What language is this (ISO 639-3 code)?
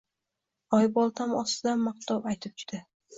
uzb